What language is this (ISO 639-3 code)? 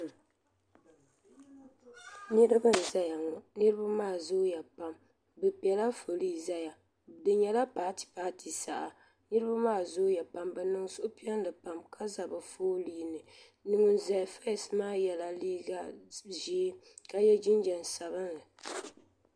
dag